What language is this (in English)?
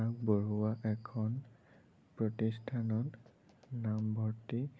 Assamese